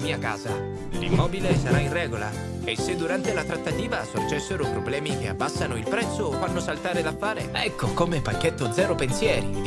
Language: Italian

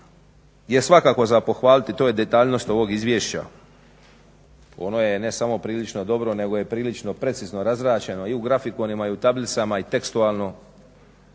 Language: Croatian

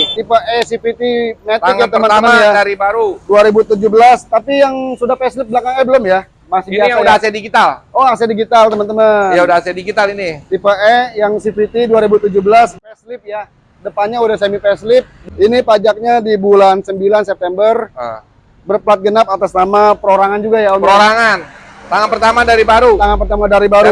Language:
Indonesian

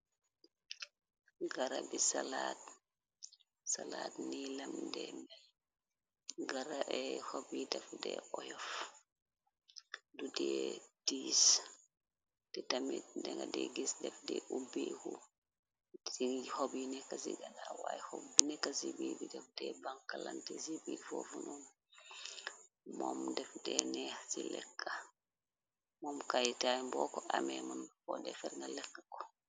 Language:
Wolof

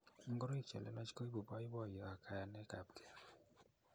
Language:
Kalenjin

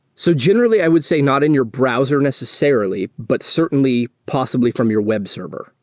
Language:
English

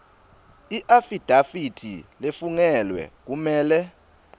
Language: Swati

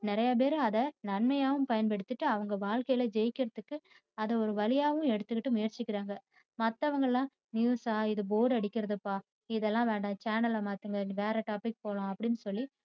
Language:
Tamil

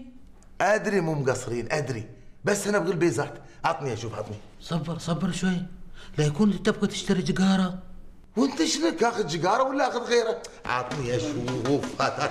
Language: Arabic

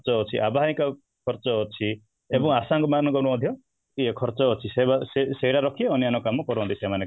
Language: Odia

